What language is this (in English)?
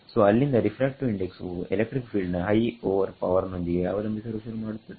Kannada